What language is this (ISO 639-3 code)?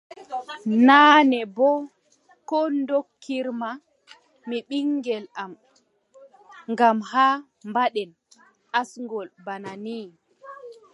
fub